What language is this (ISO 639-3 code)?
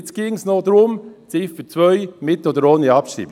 gsw